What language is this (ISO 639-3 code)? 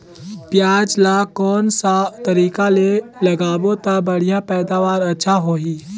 hne